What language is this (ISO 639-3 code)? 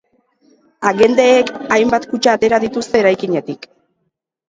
eus